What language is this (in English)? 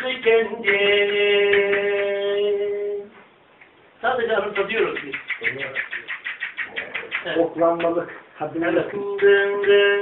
Turkish